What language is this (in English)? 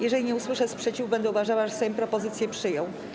Polish